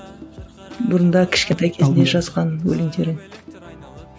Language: Kazakh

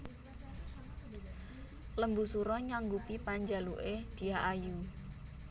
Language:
Javanese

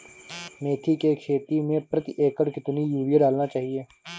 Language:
Hindi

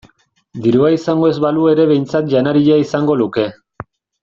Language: Basque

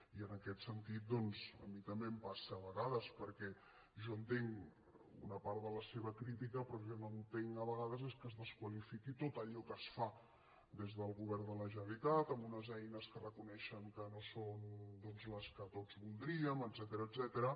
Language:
Catalan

